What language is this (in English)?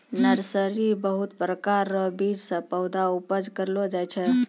Maithili